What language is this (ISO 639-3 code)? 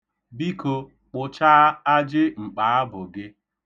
ibo